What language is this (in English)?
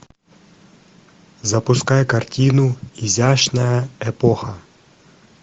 Russian